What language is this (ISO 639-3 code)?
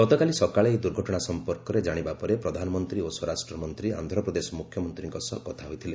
ori